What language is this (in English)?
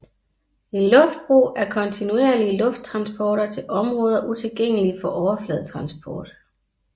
Danish